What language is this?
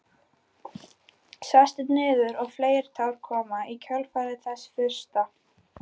Icelandic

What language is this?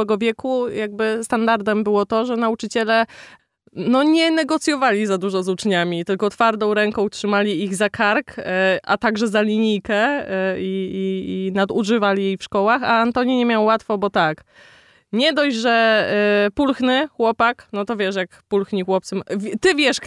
Polish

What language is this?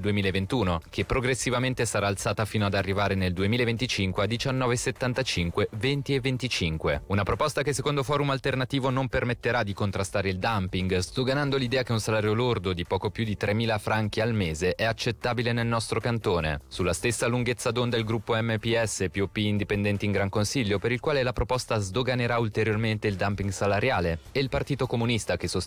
Italian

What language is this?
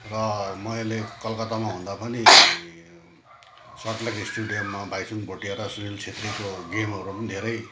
Nepali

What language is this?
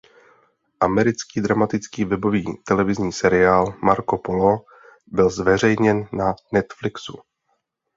Czech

